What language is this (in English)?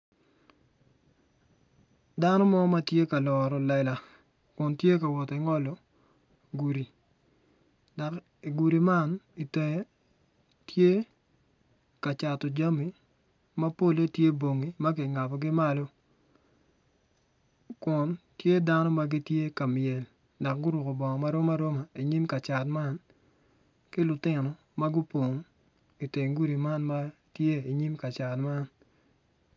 Acoli